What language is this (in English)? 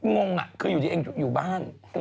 Thai